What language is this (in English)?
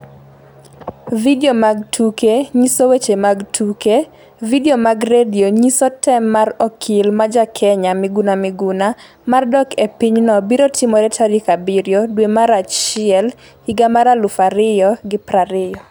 Luo (Kenya and Tanzania)